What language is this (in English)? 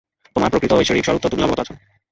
Bangla